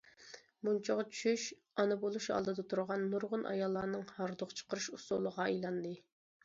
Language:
Uyghur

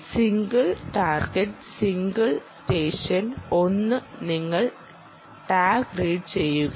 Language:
Malayalam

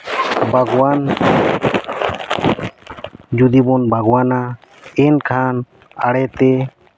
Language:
Santali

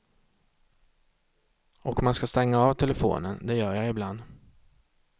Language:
Swedish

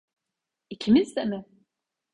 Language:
Turkish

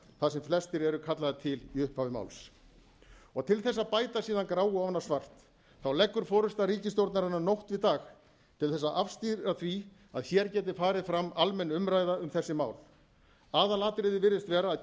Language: Icelandic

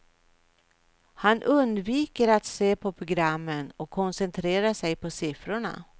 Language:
Swedish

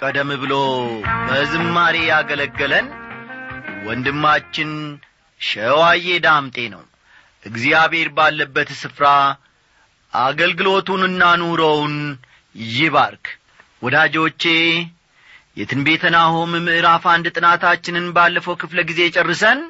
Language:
Amharic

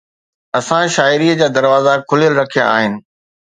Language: Sindhi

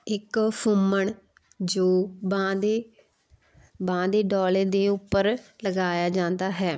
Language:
Punjabi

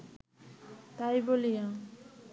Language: Bangla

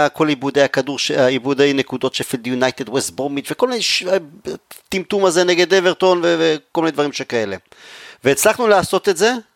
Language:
Hebrew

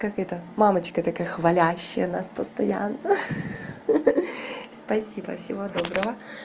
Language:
Russian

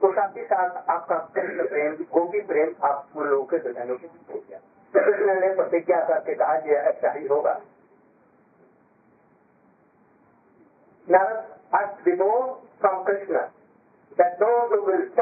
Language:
Hindi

